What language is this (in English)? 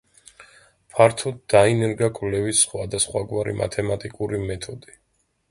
Georgian